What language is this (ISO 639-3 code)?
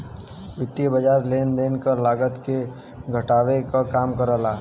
bho